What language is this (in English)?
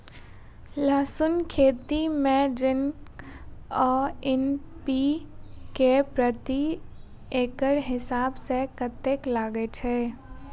Maithili